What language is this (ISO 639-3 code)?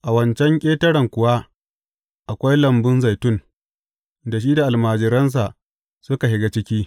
hau